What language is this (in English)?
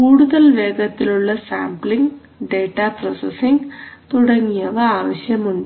Malayalam